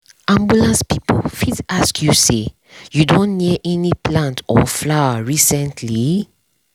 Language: Nigerian Pidgin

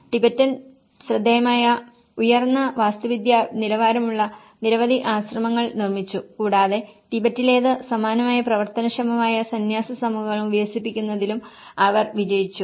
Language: Malayalam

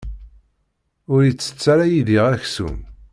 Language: Kabyle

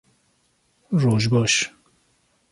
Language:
Kurdish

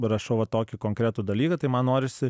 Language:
Lithuanian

